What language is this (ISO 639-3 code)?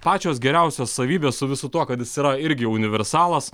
lit